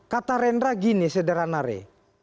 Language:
Indonesian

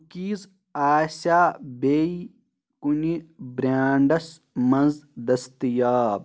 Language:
Kashmiri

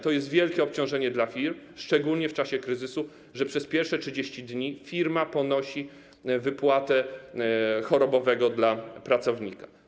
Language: Polish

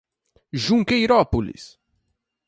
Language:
Portuguese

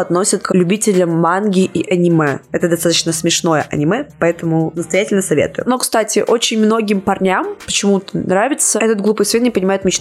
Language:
Russian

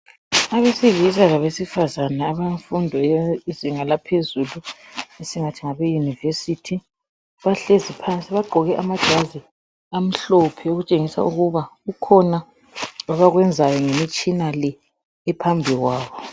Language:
North Ndebele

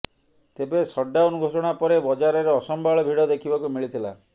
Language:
Odia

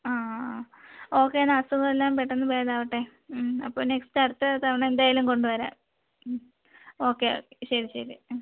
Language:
Malayalam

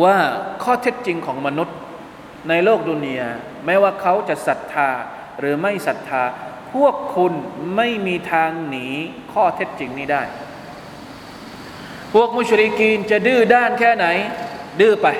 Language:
Thai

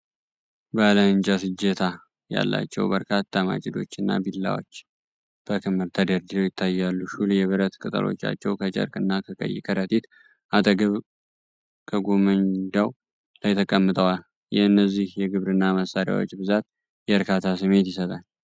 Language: Amharic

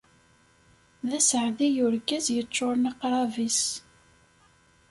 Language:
Kabyle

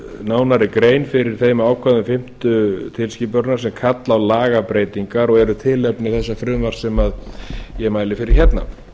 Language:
Icelandic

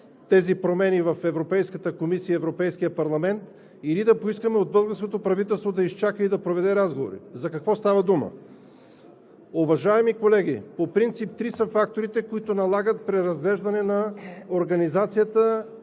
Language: Bulgarian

